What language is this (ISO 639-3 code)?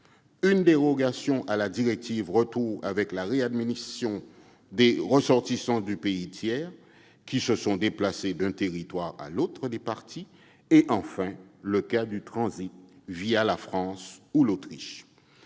fra